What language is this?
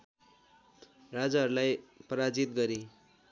Nepali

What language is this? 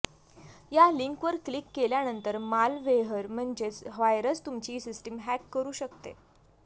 Marathi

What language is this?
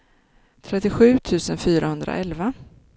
Swedish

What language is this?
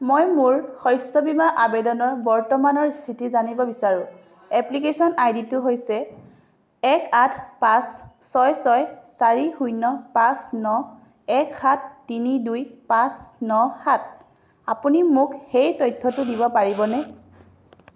Assamese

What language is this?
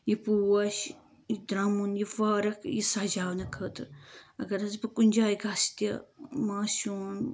Kashmiri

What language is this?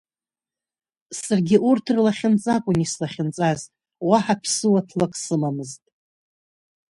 Abkhazian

